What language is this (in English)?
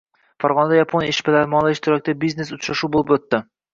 Uzbek